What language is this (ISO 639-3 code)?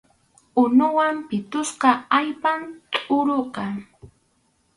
qxu